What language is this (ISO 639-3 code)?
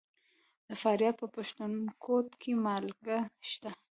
pus